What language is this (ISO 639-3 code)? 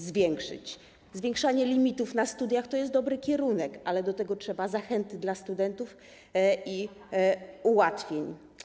pol